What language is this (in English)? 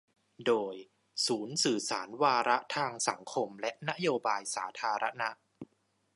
Thai